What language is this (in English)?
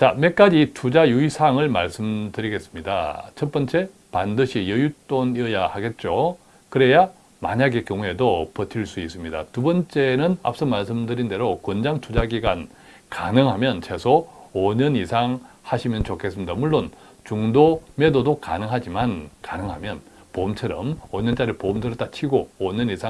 Korean